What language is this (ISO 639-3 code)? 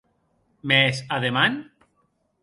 oci